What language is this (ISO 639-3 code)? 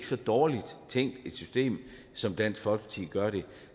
dan